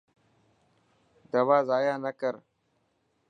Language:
Dhatki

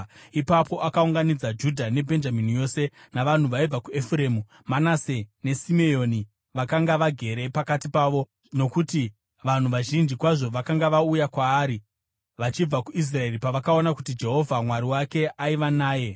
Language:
Shona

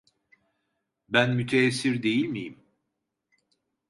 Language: Turkish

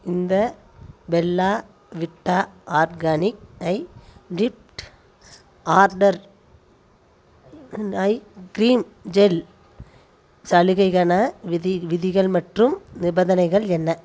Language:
Tamil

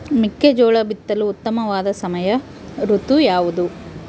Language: Kannada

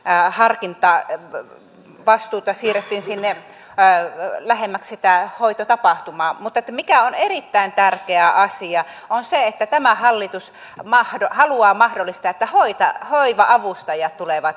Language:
Finnish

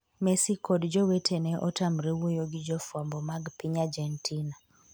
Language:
Luo (Kenya and Tanzania)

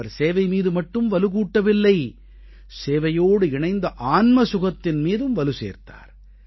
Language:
Tamil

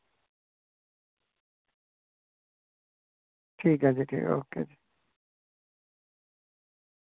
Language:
Dogri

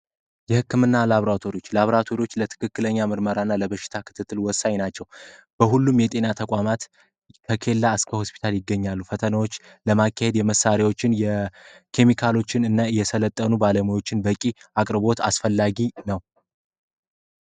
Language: Amharic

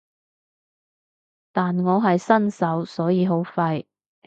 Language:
Cantonese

